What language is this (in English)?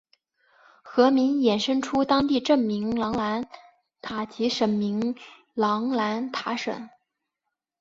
Chinese